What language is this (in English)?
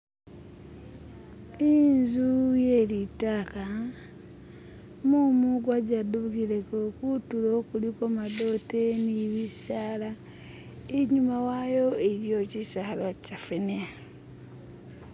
Masaaba